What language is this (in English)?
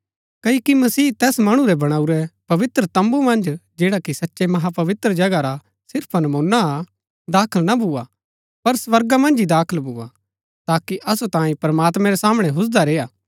Gaddi